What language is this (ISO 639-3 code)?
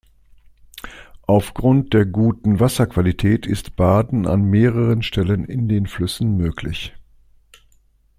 deu